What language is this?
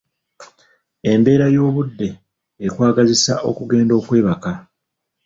Ganda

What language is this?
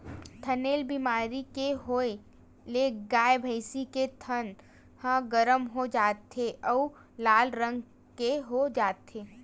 Chhattisgarhi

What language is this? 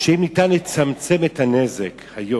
Hebrew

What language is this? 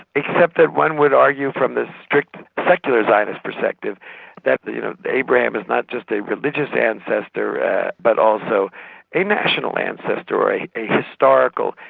English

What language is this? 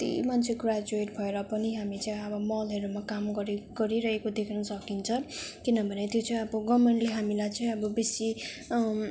Nepali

